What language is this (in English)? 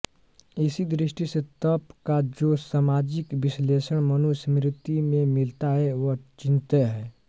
Hindi